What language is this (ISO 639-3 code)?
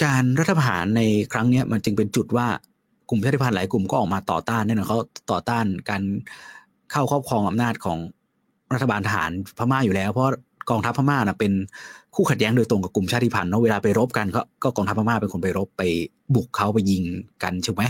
tha